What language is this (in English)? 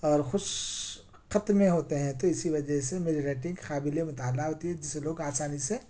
Urdu